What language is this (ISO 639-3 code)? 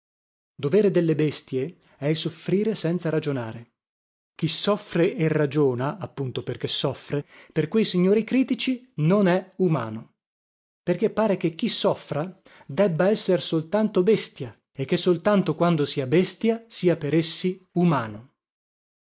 ita